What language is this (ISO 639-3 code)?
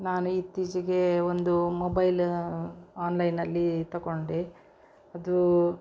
kan